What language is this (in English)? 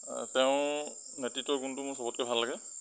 Assamese